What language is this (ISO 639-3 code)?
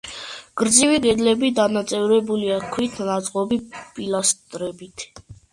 kat